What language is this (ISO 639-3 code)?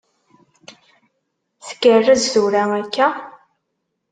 kab